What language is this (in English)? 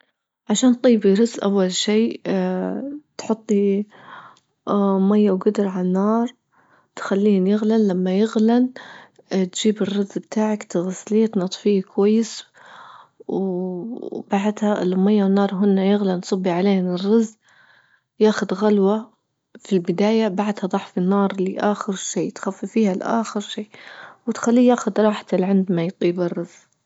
Libyan Arabic